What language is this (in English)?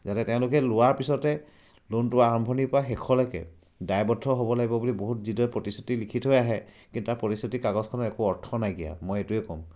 Assamese